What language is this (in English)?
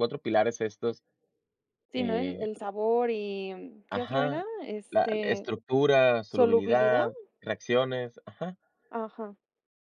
Spanish